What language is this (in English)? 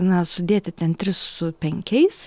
Lithuanian